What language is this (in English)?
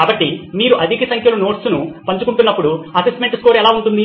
Telugu